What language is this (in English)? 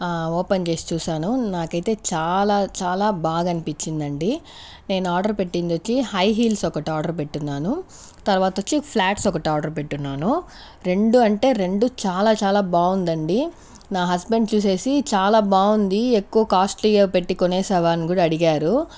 Telugu